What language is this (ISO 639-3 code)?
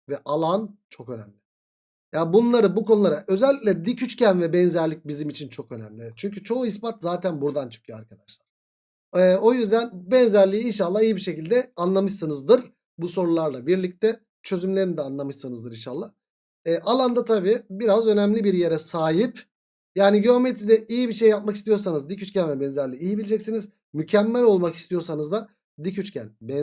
tur